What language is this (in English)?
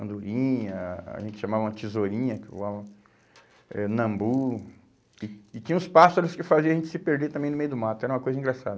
Portuguese